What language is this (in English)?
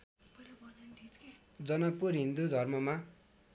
Nepali